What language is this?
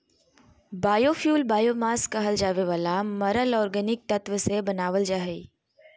Magahi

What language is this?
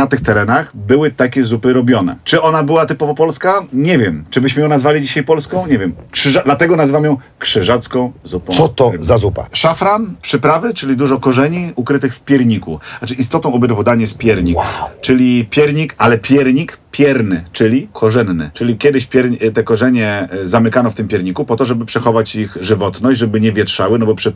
Polish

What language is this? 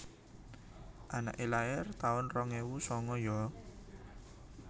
Javanese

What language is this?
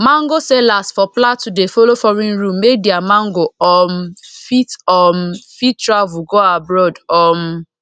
Nigerian Pidgin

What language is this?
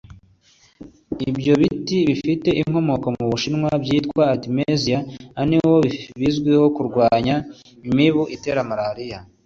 Kinyarwanda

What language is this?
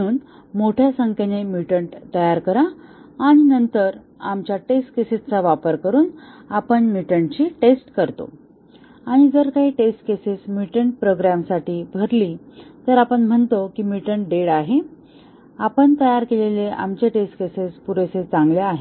Marathi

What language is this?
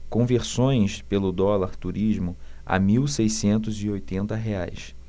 Portuguese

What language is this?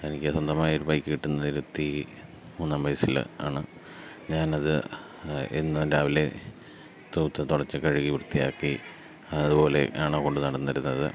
Malayalam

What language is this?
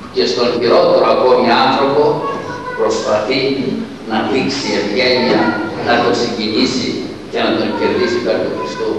Greek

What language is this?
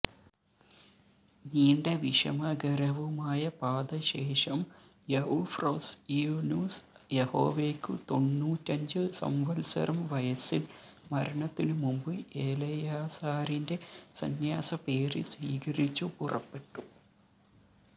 Malayalam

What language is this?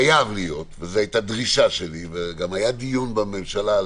Hebrew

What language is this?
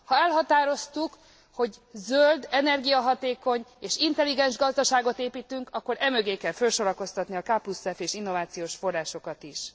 Hungarian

